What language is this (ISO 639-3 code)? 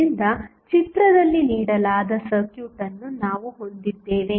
kan